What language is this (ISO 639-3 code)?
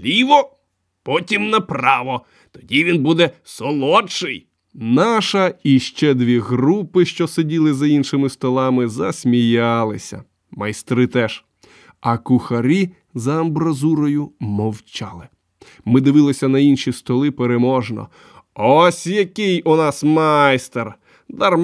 ukr